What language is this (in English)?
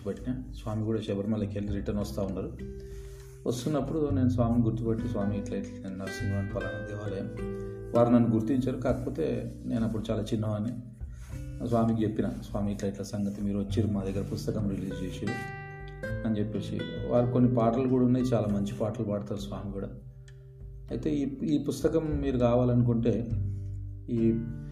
Telugu